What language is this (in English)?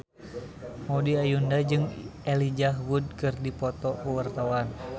Sundanese